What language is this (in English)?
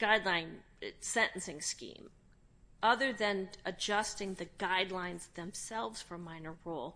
English